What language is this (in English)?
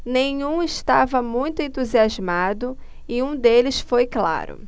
Portuguese